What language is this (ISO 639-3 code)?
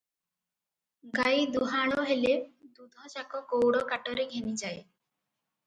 ori